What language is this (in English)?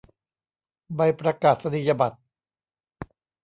Thai